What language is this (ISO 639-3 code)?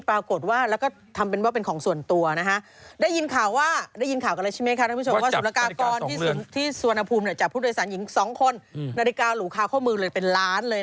tha